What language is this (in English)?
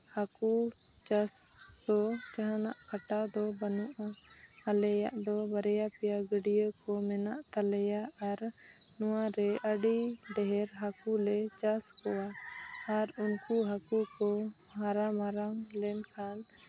Santali